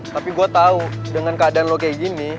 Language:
Indonesian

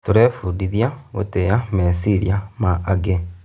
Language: Kikuyu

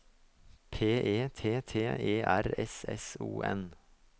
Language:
Norwegian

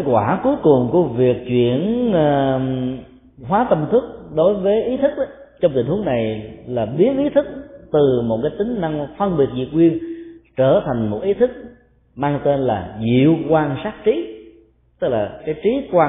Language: Vietnamese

